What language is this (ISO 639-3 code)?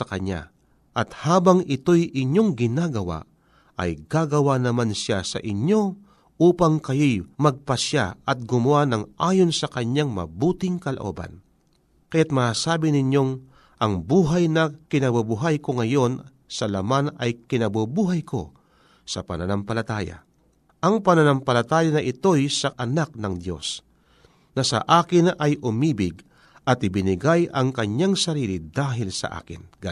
fil